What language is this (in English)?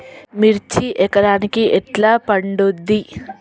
Telugu